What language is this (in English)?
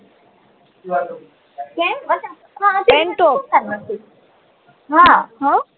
Gujarati